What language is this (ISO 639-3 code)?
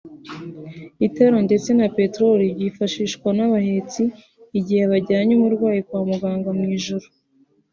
kin